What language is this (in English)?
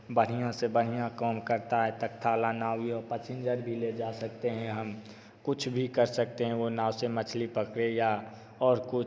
Hindi